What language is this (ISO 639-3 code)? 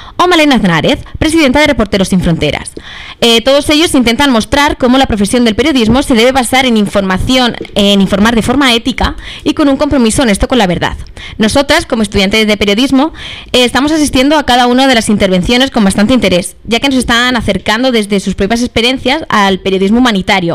spa